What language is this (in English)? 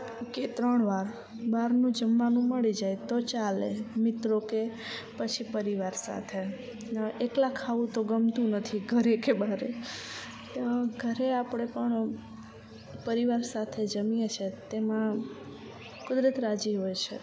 Gujarati